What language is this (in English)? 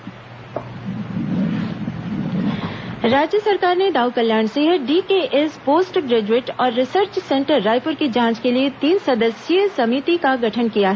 Hindi